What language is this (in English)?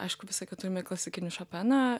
Lithuanian